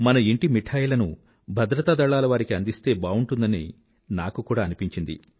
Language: Telugu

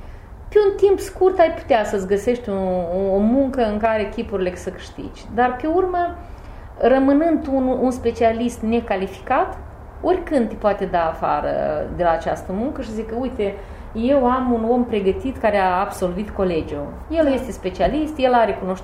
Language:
Romanian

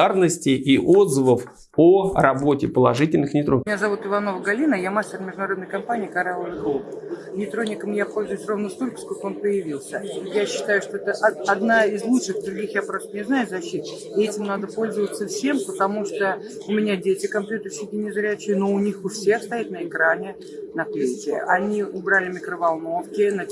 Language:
Russian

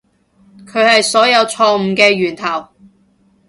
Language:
Cantonese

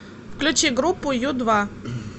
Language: Russian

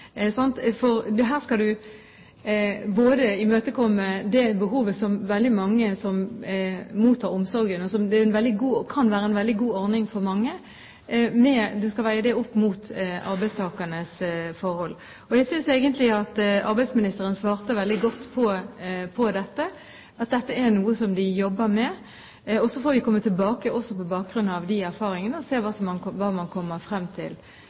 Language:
Norwegian Bokmål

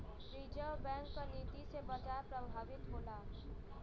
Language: Bhojpuri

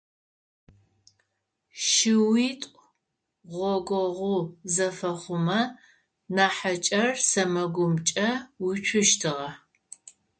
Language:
Adyghe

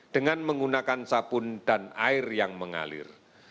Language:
Indonesian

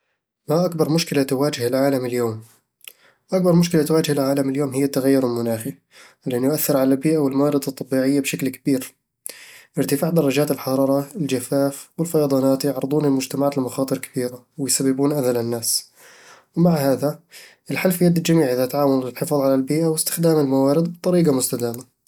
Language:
Eastern Egyptian Bedawi Arabic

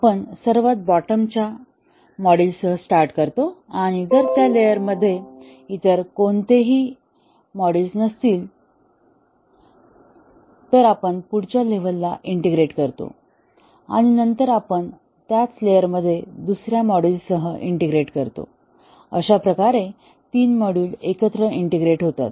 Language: Marathi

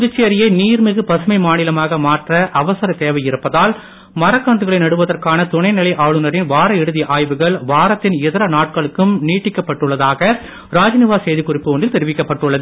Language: Tamil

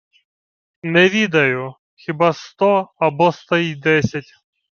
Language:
Ukrainian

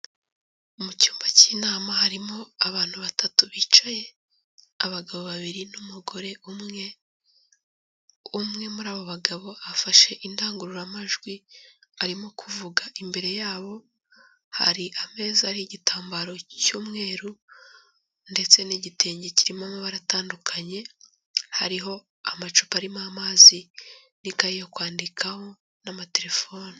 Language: Kinyarwanda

